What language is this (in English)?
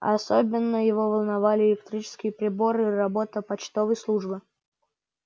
Russian